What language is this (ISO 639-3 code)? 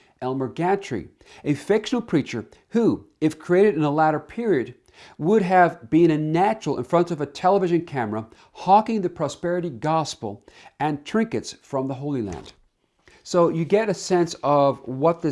eng